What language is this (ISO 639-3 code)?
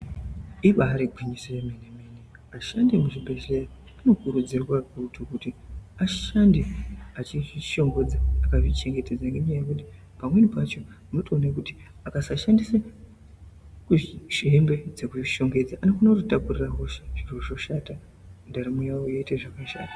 ndc